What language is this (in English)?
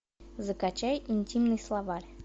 Russian